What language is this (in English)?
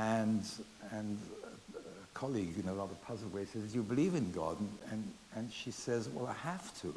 English